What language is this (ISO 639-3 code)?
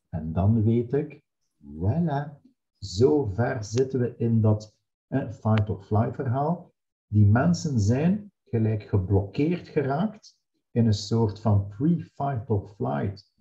nld